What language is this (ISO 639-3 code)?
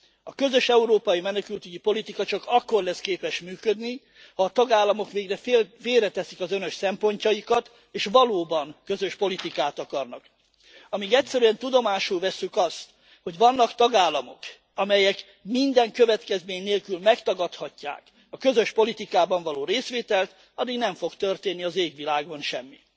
hun